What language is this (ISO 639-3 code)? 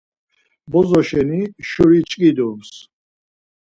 lzz